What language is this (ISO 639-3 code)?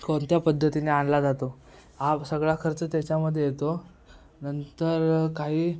mar